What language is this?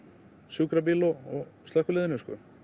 Icelandic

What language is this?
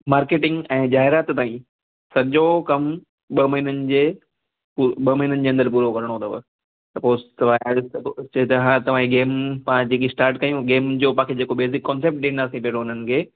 Sindhi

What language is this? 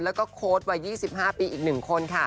Thai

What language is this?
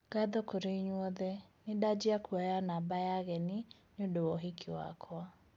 Kikuyu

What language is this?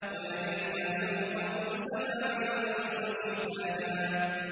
Arabic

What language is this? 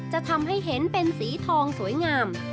Thai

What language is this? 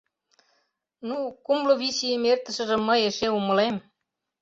Mari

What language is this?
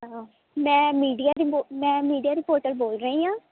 Punjabi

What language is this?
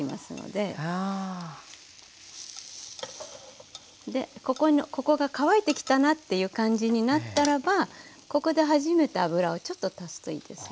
Japanese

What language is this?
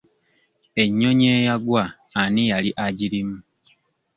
Ganda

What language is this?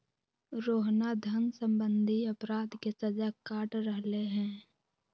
Magahi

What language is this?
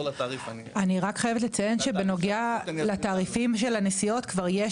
Hebrew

